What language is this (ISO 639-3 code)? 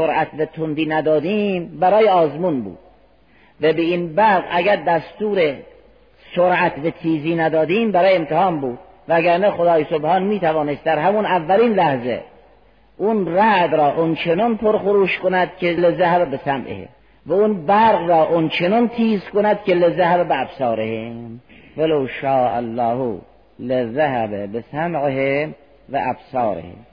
fas